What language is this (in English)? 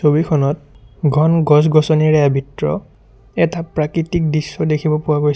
Assamese